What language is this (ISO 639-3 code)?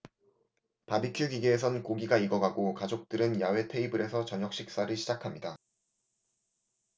kor